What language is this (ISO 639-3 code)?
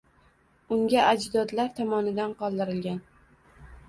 uzb